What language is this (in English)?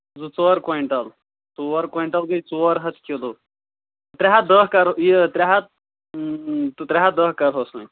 Kashmiri